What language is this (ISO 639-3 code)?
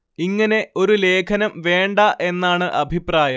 mal